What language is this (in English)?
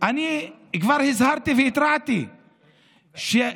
Hebrew